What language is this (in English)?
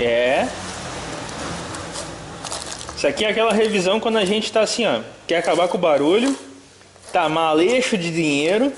Portuguese